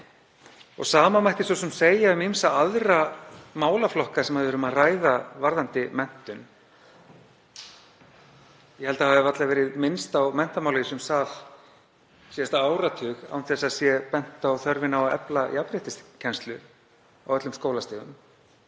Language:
Icelandic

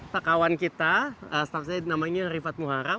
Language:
Indonesian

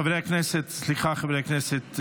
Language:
Hebrew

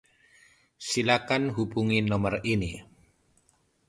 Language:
Indonesian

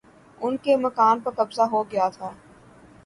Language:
Urdu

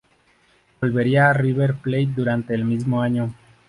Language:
Spanish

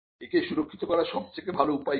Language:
Bangla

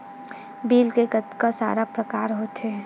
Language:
Chhattisgarhi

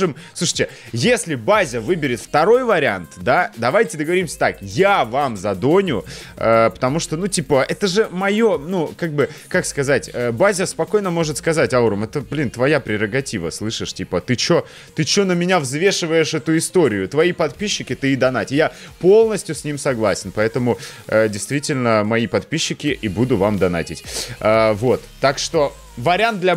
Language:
Russian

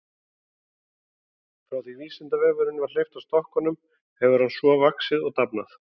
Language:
Icelandic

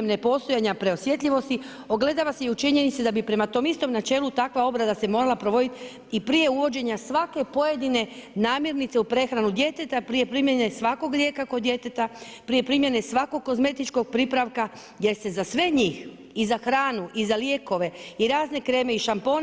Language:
Croatian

